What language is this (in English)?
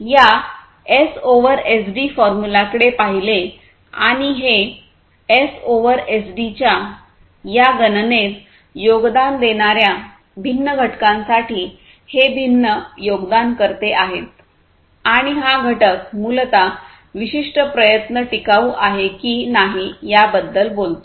Marathi